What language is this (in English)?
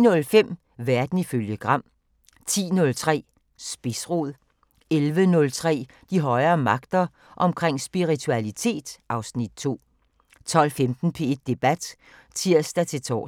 Danish